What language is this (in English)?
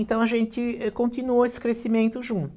Portuguese